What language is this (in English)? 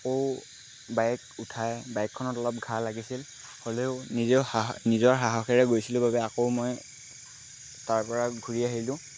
Assamese